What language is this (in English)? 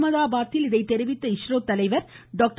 Tamil